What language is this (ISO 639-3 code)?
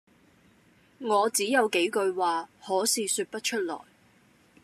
yue